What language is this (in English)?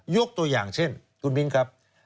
Thai